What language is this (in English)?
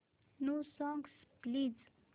Marathi